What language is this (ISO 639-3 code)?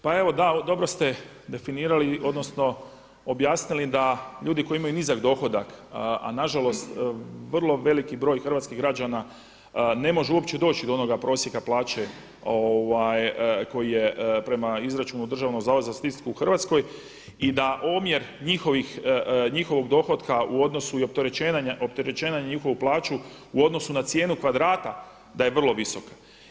hrv